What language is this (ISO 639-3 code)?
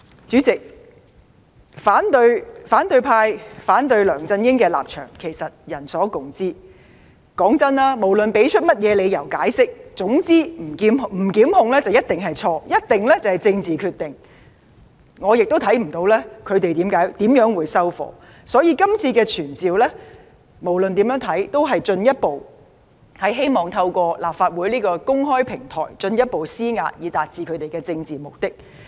yue